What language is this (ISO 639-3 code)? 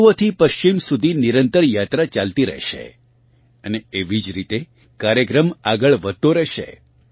guj